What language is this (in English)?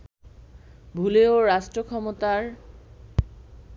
Bangla